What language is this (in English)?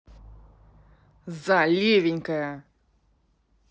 Russian